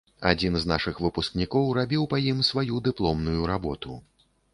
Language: Belarusian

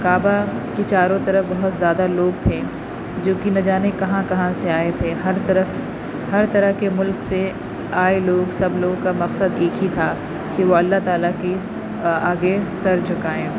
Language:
Urdu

